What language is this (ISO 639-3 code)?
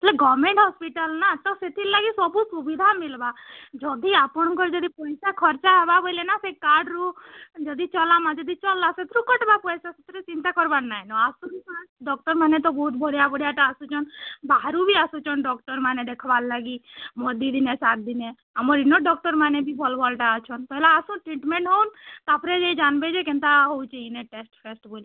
ori